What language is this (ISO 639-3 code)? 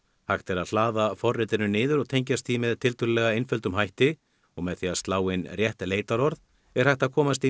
isl